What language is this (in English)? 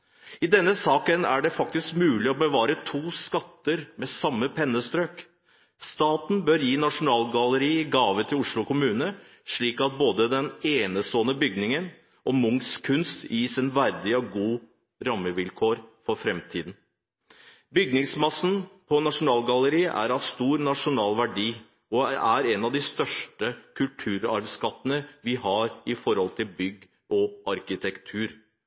Norwegian Bokmål